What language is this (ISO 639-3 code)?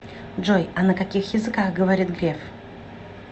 rus